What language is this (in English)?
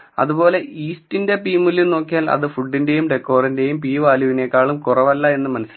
Malayalam